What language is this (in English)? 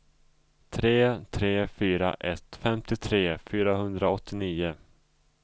Swedish